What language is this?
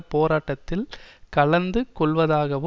Tamil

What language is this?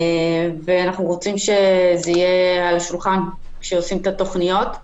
Hebrew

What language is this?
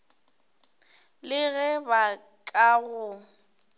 Northern Sotho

